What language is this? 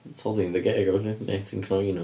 Welsh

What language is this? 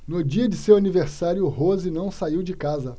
Portuguese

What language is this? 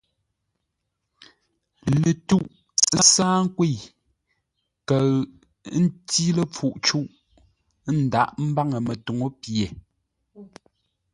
Ngombale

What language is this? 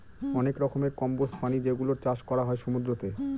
Bangla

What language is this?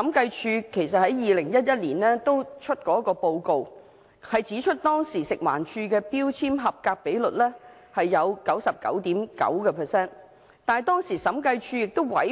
Cantonese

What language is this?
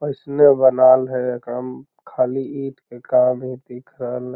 Magahi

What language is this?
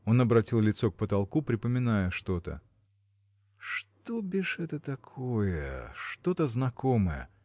Russian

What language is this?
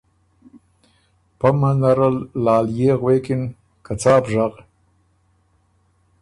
Ormuri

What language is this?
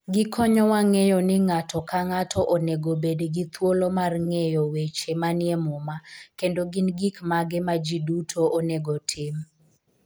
Luo (Kenya and Tanzania)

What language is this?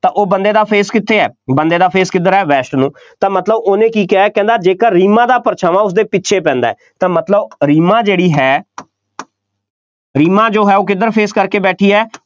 Punjabi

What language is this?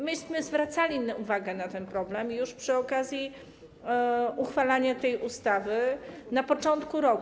Polish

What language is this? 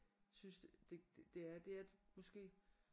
Danish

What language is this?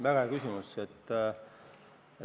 Estonian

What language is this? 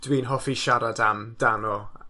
Welsh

